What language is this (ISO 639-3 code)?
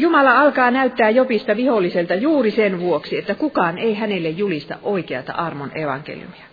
fin